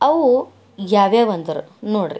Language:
Kannada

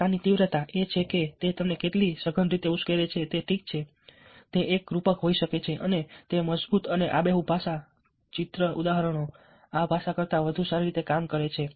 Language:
Gujarati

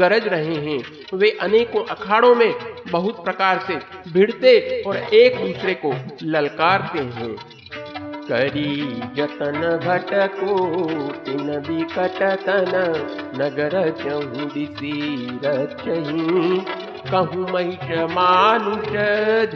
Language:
Hindi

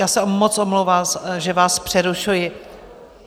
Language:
Czech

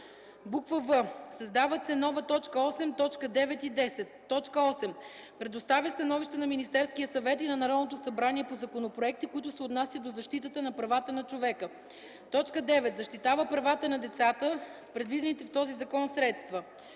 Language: Bulgarian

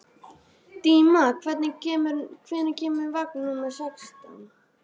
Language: Icelandic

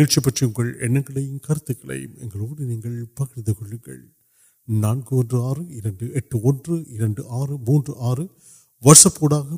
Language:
Urdu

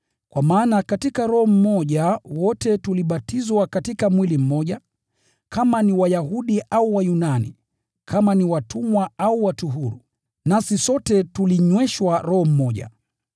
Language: Swahili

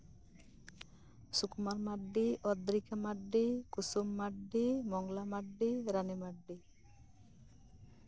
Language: Santali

